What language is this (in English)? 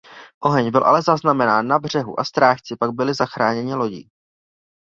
Czech